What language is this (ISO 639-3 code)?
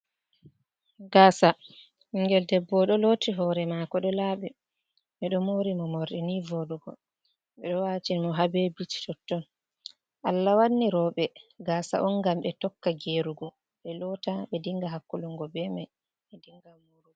ful